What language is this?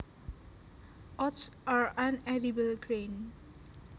Javanese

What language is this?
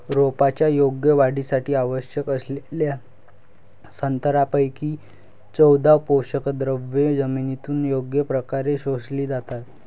Marathi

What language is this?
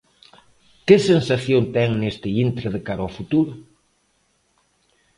Galician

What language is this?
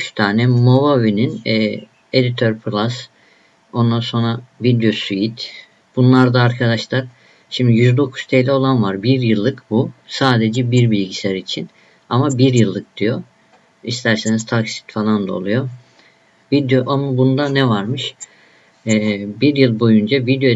Turkish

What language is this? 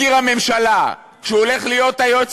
Hebrew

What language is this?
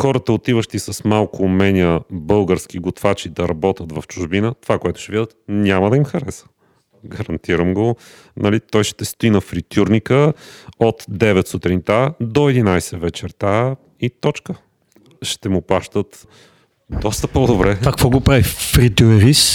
Bulgarian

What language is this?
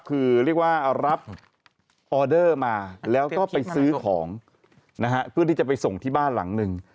Thai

